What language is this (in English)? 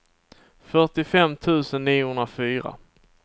Swedish